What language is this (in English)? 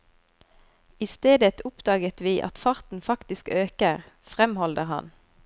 Norwegian